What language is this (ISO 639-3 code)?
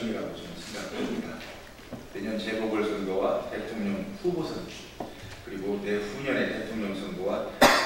kor